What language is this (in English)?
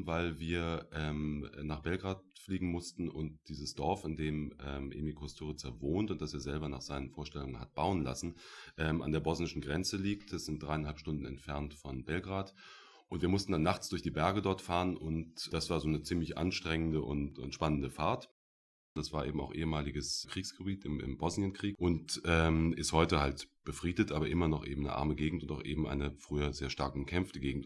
German